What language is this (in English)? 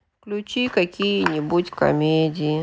Russian